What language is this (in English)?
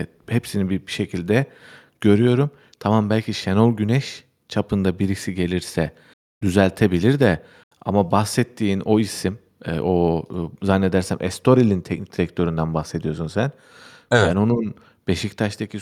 Turkish